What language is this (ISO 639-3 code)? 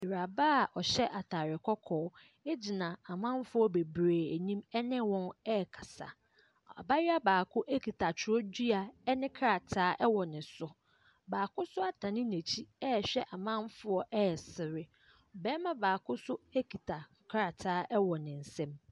aka